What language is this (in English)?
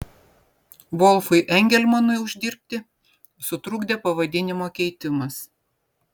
Lithuanian